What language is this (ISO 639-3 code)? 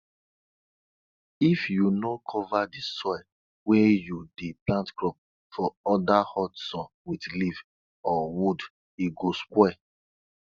pcm